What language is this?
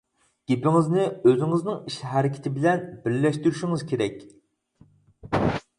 Uyghur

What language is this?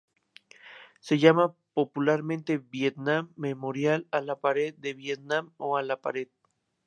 Spanish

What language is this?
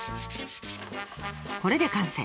Japanese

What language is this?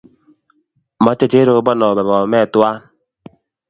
Kalenjin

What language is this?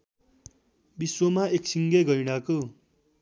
Nepali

